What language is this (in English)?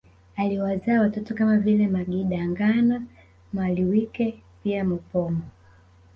Swahili